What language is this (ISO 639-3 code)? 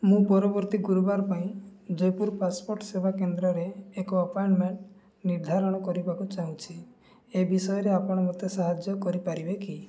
ori